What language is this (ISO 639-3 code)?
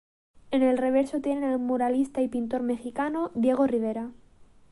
spa